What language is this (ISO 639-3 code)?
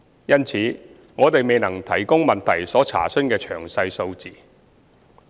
yue